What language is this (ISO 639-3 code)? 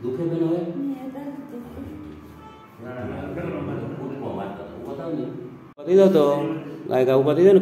guj